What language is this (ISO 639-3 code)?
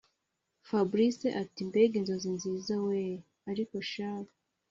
kin